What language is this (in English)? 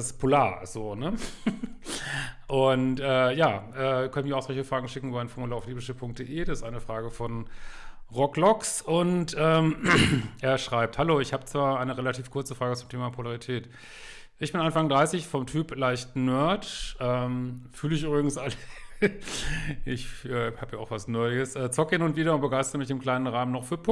German